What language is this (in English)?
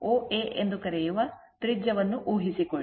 Kannada